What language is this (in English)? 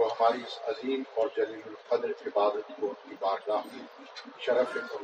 Urdu